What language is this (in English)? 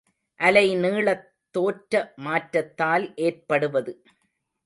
Tamil